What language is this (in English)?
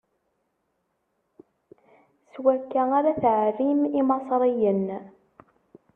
Kabyle